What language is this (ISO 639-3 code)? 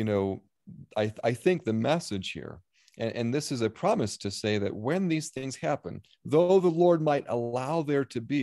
eng